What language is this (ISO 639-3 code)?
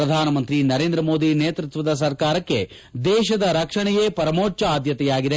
kan